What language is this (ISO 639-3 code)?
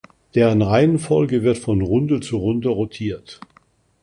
deu